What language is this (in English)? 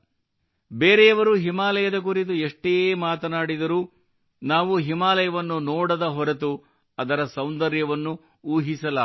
Kannada